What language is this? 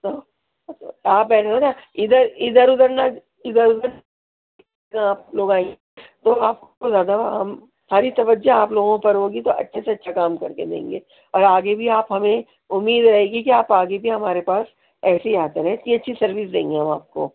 Urdu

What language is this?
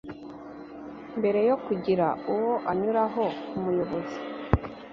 Kinyarwanda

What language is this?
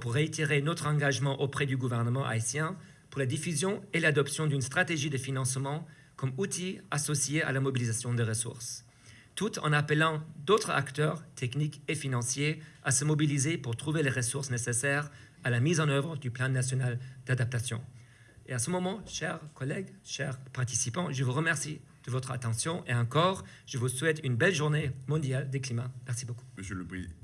French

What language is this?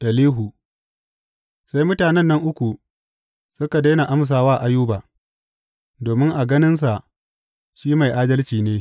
Hausa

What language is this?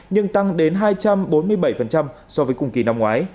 Vietnamese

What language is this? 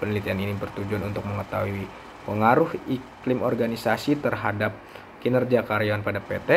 Indonesian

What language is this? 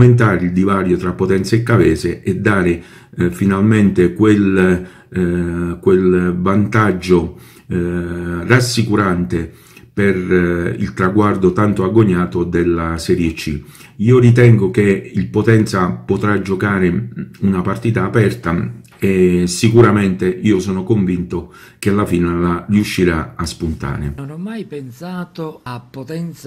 Italian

